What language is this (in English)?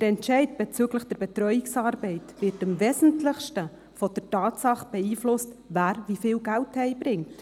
Swiss German